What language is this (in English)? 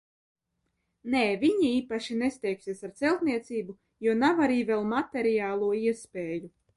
Latvian